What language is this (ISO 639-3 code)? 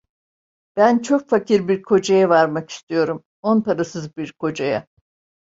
tur